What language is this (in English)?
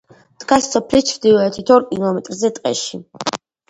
Georgian